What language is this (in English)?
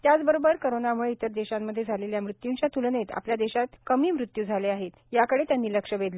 Marathi